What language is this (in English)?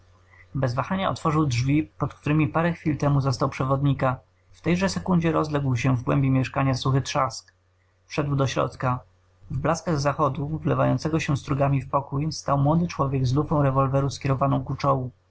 Polish